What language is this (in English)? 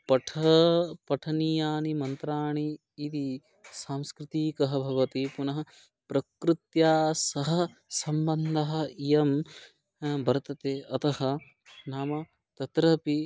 Sanskrit